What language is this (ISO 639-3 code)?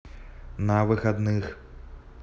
rus